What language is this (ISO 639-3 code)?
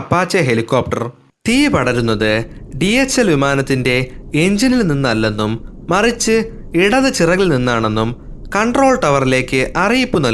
mal